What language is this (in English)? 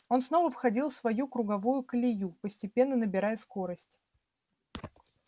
Russian